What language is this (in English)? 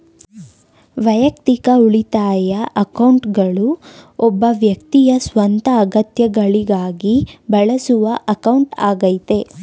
Kannada